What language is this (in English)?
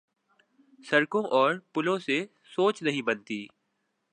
Urdu